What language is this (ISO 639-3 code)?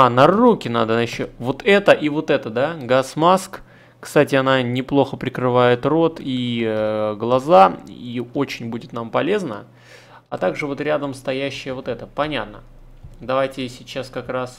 rus